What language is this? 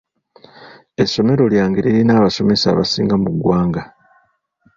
Ganda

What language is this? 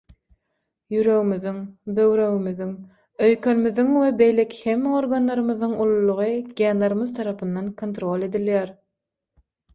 Turkmen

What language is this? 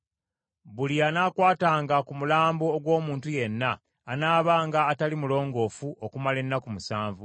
Ganda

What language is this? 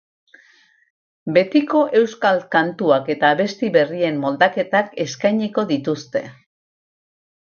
Basque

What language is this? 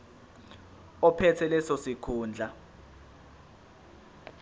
Zulu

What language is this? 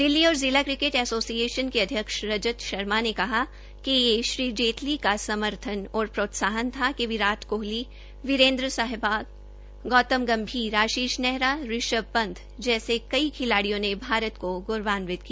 Hindi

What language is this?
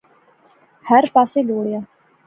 Pahari-Potwari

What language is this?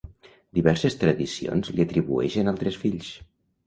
Catalan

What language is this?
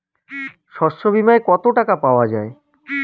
Bangla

